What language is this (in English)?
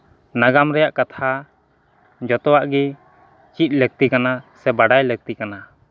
Santali